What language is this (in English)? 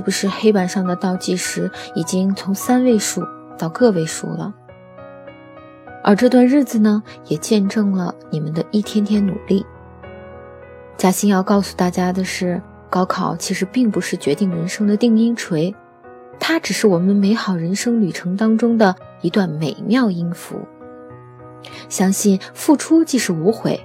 Chinese